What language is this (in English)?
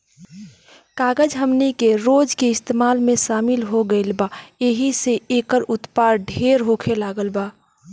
Bhojpuri